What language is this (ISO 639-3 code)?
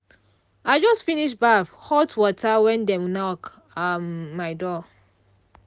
pcm